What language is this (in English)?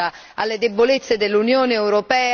Italian